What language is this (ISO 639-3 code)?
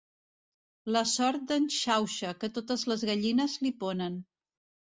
cat